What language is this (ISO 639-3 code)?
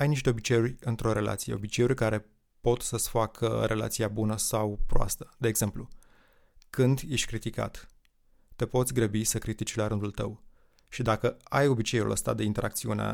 ron